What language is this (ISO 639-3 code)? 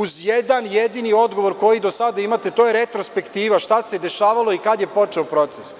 srp